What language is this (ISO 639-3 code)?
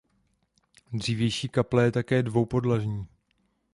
ces